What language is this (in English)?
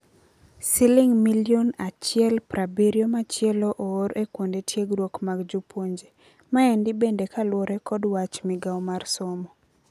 Luo (Kenya and Tanzania)